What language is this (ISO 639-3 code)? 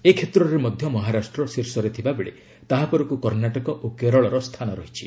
ori